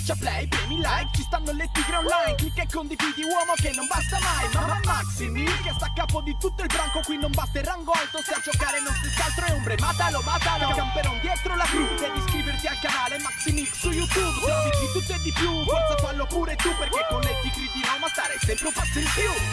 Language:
Italian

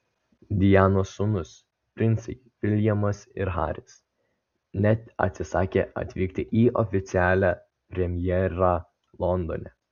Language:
Lithuanian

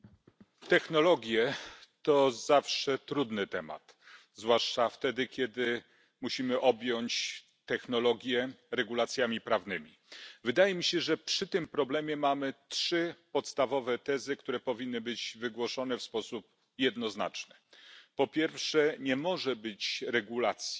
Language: Polish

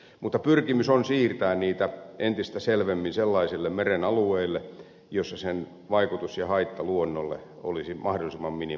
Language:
Finnish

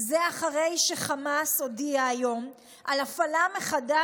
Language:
Hebrew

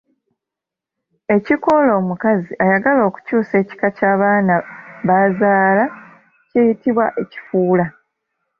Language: Ganda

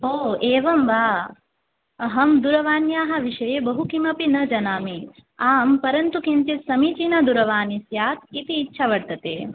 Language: Sanskrit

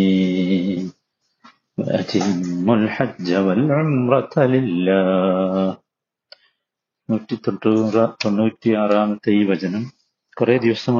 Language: Malayalam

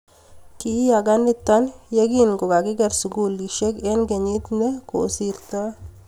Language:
Kalenjin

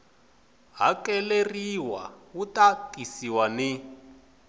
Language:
Tsonga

